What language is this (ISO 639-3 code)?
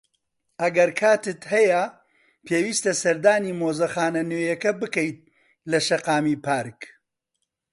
ckb